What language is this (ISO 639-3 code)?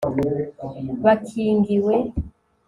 kin